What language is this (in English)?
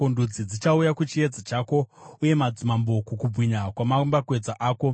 Shona